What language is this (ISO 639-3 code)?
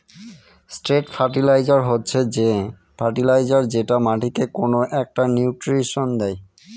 ben